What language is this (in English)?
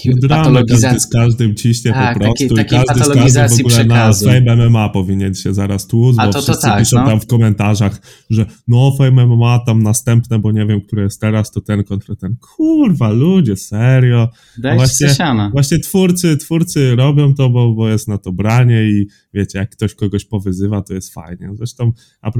Polish